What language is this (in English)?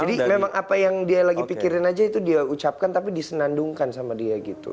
Indonesian